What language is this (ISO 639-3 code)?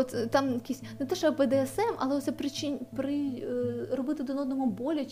ukr